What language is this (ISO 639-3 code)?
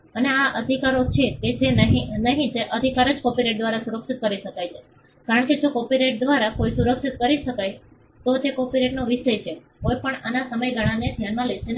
guj